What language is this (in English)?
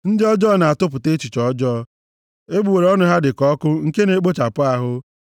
Igbo